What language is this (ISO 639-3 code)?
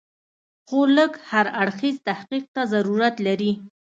pus